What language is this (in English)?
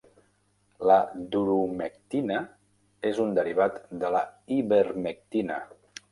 Catalan